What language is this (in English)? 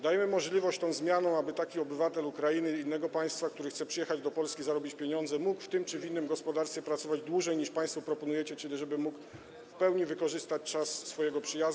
Polish